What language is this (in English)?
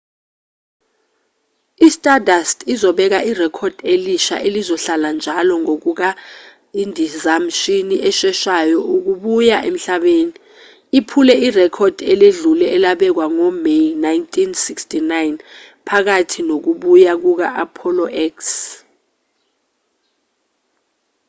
Zulu